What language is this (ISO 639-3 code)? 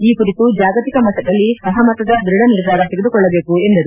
kan